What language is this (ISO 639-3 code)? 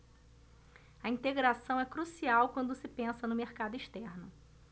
por